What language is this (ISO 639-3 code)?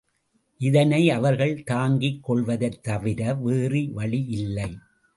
tam